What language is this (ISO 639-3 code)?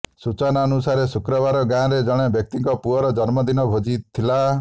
ori